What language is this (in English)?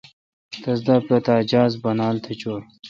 Kalkoti